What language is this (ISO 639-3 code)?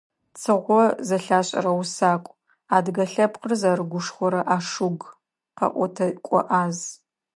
ady